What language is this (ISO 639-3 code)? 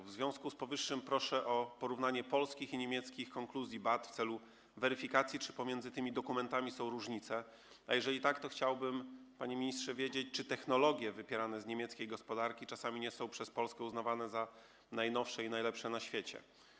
pol